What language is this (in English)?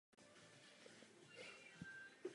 Czech